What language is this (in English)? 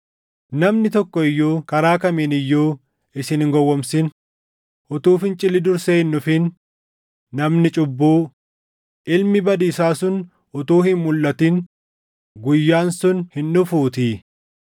Oromo